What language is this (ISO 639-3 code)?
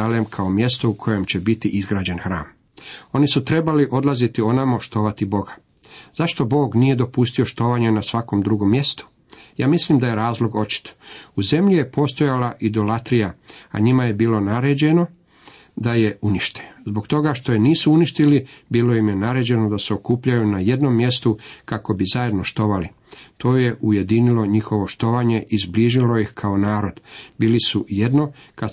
hrv